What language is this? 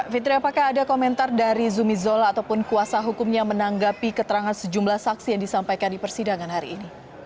Indonesian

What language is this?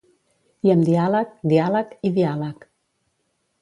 Catalan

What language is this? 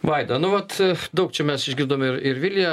Lithuanian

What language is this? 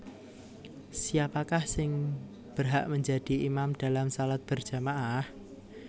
Javanese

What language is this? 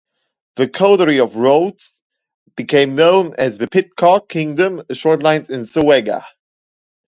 English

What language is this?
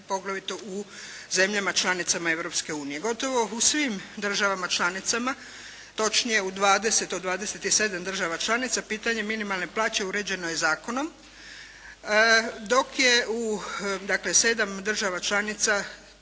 Croatian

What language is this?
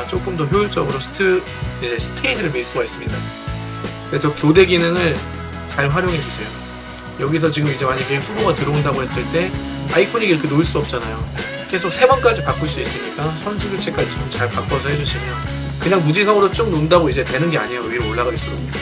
Korean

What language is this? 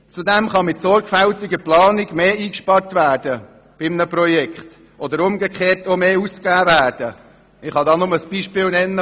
Swiss German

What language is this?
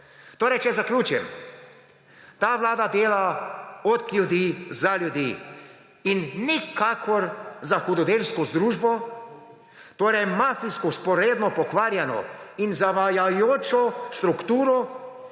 Slovenian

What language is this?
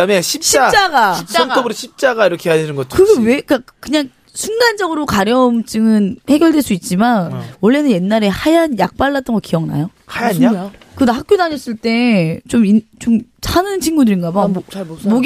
Korean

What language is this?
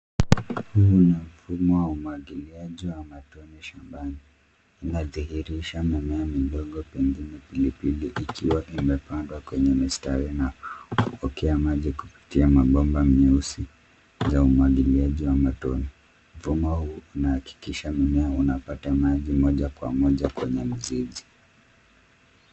Swahili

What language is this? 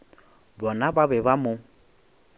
Northern Sotho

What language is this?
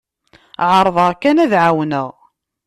Kabyle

